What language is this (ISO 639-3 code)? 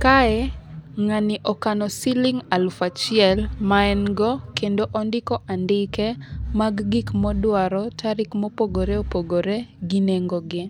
luo